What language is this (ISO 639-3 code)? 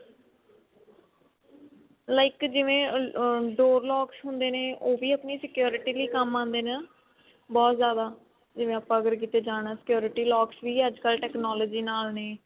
pan